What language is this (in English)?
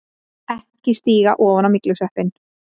Icelandic